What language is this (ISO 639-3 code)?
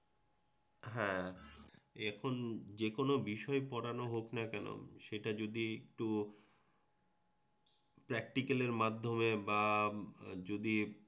ben